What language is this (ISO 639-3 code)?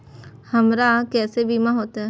mai